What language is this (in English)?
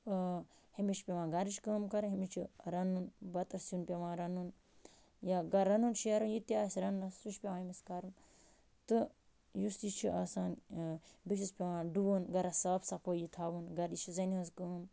Kashmiri